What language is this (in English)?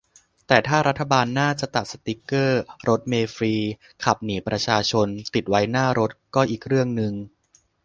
Thai